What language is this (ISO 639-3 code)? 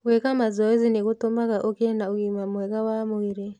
kik